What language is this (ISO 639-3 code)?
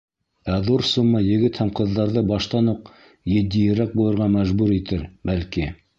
bak